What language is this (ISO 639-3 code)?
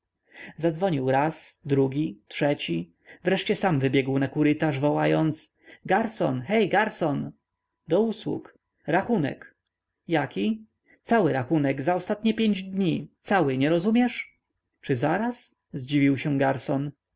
pol